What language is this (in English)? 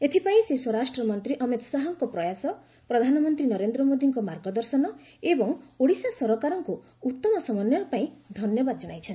Odia